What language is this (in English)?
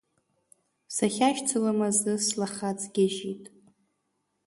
Abkhazian